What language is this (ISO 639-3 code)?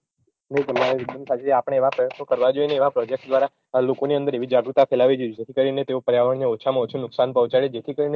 guj